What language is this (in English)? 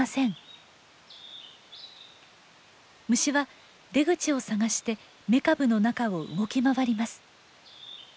Japanese